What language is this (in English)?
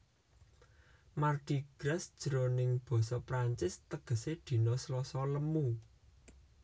Javanese